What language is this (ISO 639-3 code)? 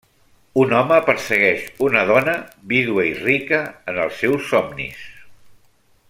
cat